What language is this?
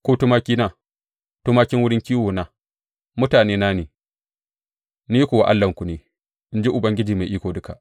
Hausa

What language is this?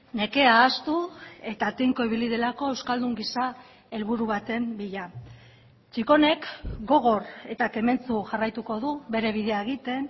Basque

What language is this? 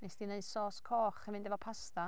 Welsh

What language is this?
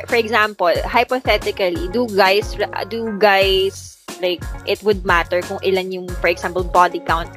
Filipino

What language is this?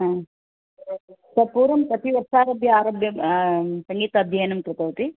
Sanskrit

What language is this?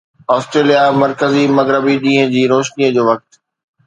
Sindhi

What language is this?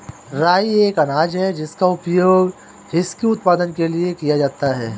Hindi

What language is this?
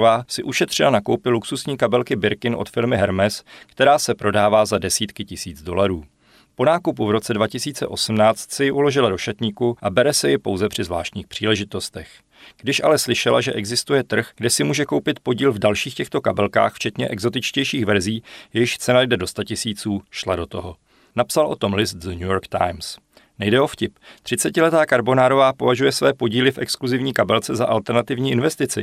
Czech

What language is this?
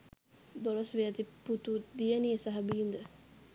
Sinhala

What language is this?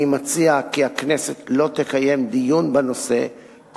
Hebrew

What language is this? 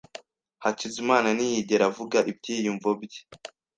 Kinyarwanda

